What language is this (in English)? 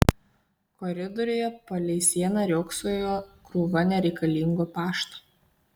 Lithuanian